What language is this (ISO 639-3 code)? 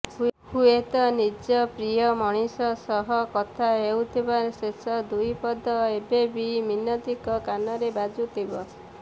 ori